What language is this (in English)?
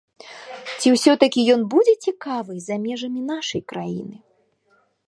Belarusian